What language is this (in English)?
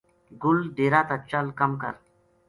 Gujari